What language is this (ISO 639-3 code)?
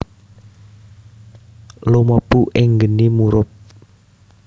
jav